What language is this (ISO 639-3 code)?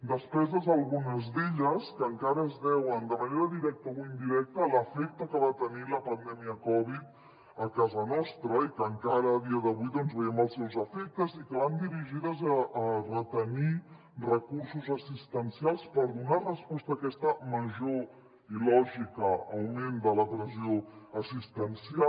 cat